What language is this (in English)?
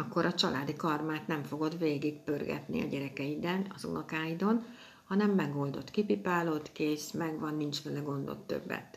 Hungarian